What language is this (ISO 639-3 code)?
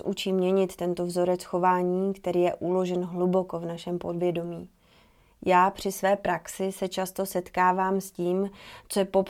ces